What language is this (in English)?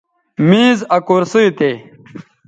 Bateri